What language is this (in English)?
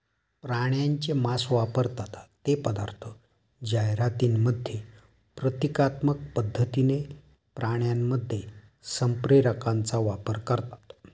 Marathi